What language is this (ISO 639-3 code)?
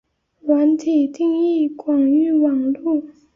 zho